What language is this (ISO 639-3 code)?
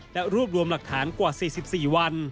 tha